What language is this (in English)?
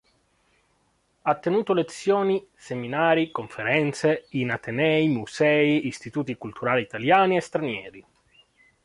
Italian